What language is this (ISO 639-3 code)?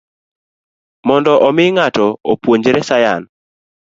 luo